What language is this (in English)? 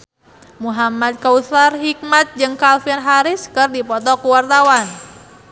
Sundanese